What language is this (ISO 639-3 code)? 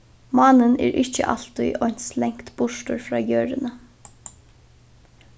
fao